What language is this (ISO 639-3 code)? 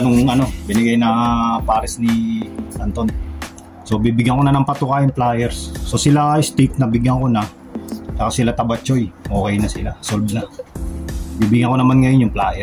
fil